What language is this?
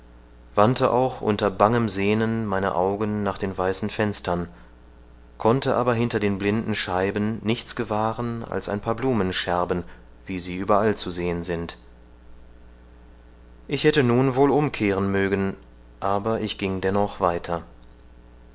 German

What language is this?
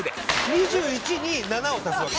Japanese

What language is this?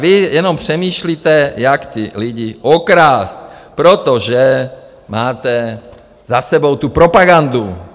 Czech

